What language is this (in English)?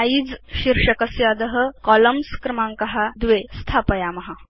Sanskrit